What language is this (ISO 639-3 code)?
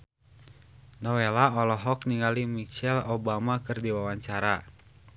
sun